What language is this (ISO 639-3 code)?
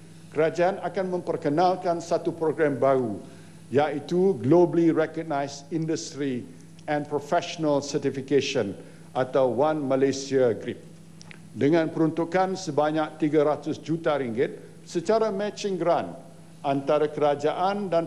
msa